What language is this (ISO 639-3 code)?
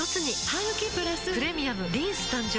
jpn